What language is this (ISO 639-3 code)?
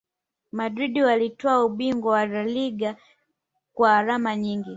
swa